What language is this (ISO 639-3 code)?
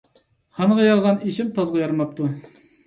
uig